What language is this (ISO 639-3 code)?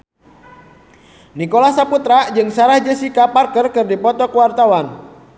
sun